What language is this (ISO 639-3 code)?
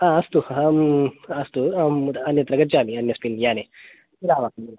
san